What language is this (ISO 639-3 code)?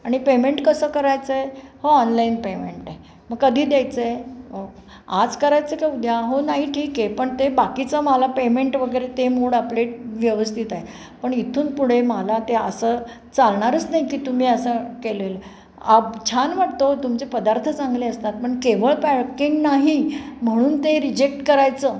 mar